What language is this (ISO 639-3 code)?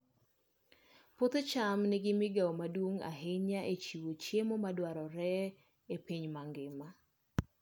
luo